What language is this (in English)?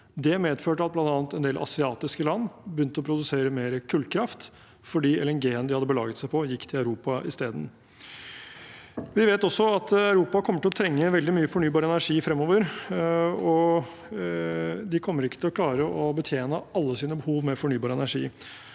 Norwegian